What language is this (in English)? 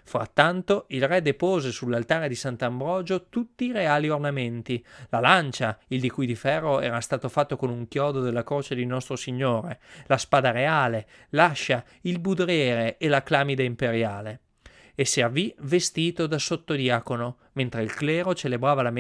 Italian